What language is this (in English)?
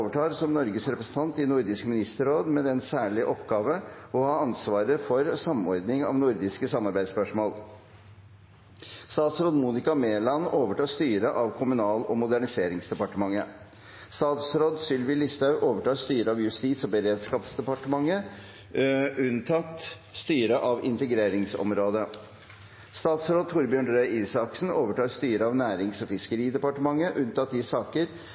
Norwegian Bokmål